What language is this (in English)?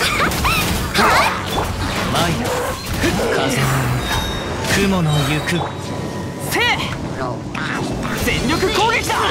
Japanese